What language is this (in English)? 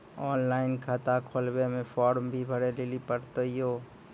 Maithili